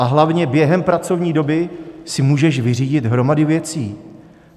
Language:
Czech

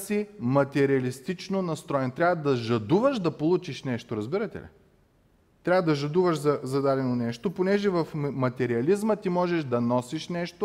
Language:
Bulgarian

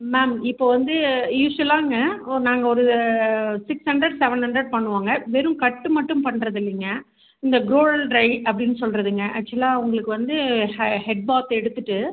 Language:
Tamil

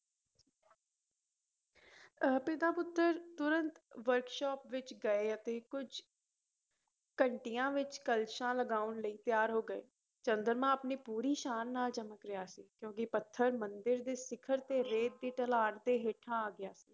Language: Punjabi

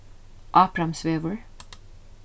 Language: Faroese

